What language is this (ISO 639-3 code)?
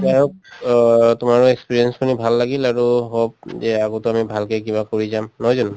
asm